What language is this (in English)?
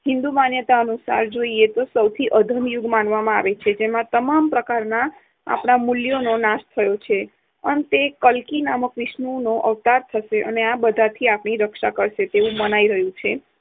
Gujarati